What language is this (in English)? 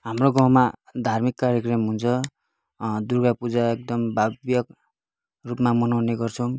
Nepali